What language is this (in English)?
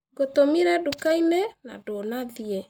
Kikuyu